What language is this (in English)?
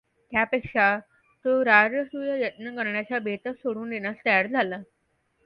Marathi